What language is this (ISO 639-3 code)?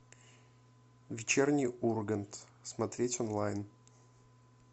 rus